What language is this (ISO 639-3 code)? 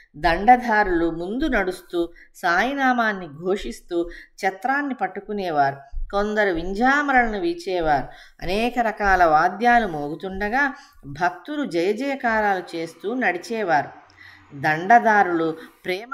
tel